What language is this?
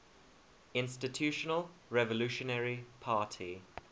English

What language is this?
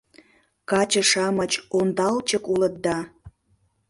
Mari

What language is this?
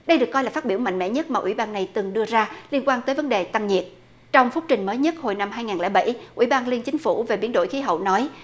Vietnamese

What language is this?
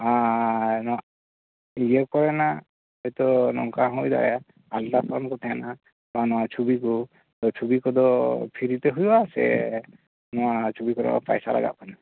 Santali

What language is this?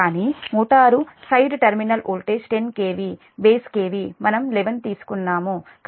Telugu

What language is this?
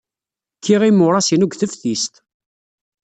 Kabyle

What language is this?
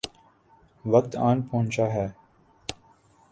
Urdu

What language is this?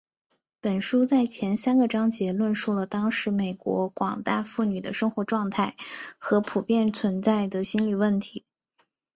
Chinese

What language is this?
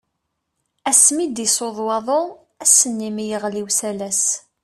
Kabyle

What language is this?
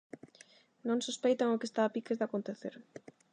Galician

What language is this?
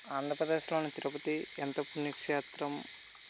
Telugu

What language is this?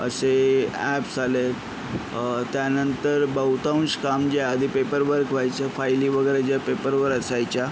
Marathi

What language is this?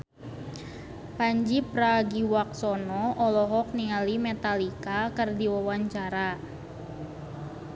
Sundanese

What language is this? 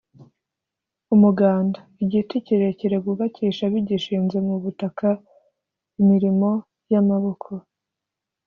Kinyarwanda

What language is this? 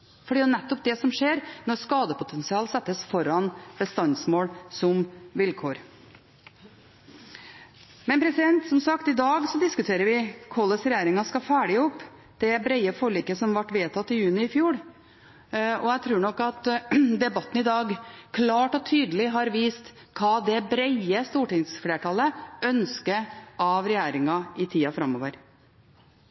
Norwegian Bokmål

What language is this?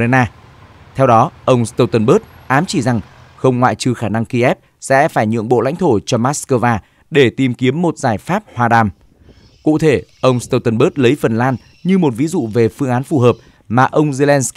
Vietnamese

